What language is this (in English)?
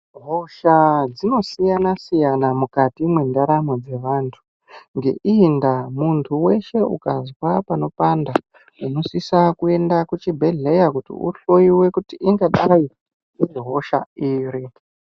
Ndau